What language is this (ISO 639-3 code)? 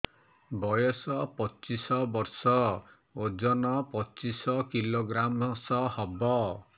ori